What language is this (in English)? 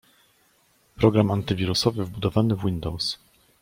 Polish